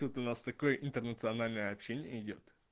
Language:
Russian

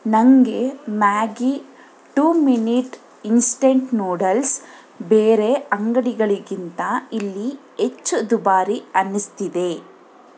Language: Kannada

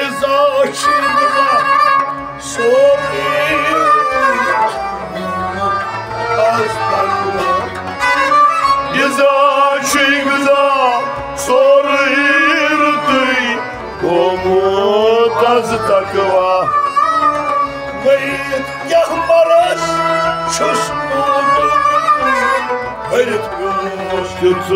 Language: Turkish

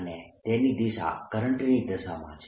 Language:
Gujarati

